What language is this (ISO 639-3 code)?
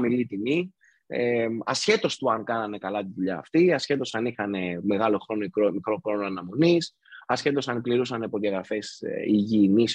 ell